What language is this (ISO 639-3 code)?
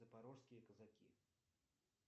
rus